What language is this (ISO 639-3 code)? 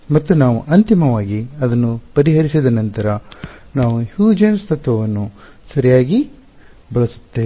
kan